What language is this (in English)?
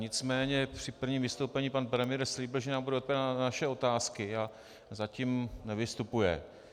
Czech